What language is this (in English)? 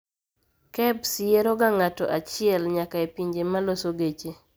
Luo (Kenya and Tanzania)